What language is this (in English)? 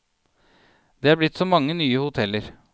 Norwegian